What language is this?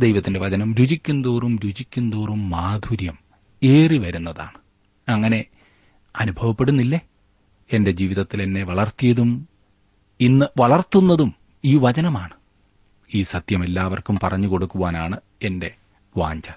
Malayalam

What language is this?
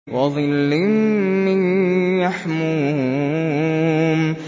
Arabic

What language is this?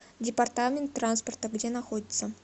Russian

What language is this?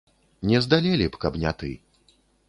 Belarusian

